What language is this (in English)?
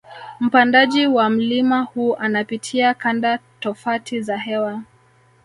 Swahili